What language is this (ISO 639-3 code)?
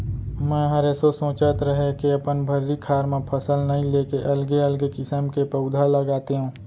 hne